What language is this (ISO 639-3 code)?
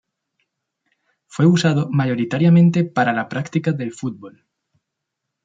spa